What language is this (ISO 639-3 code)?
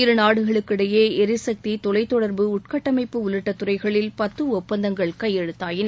tam